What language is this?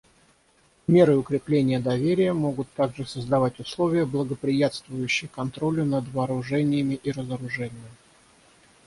Russian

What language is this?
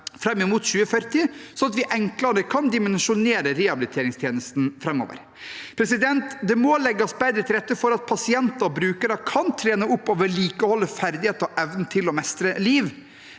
Norwegian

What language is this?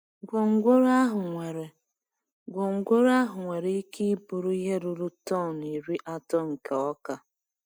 Igbo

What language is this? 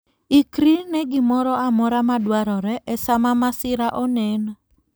Luo (Kenya and Tanzania)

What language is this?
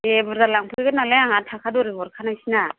Bodo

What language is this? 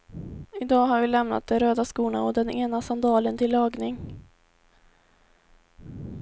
Swedish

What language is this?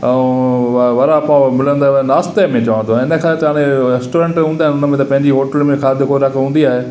Sindhi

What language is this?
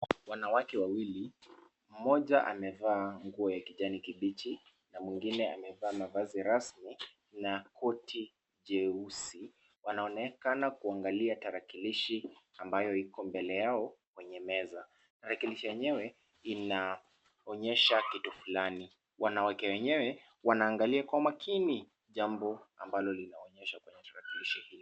Swahili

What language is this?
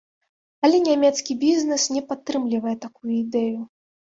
Belarusian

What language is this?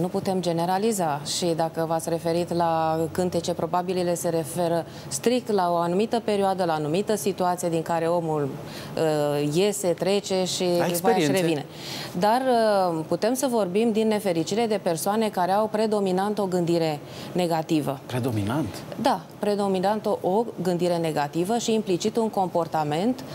Romanian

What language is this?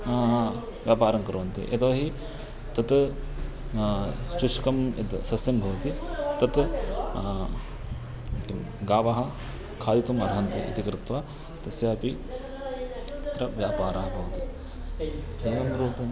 Sanskrit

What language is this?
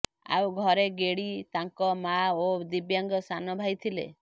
Odia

